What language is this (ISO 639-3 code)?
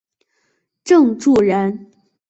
zho